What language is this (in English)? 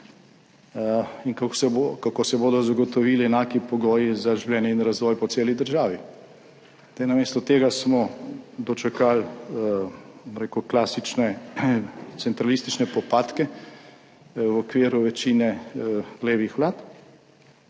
Slovenian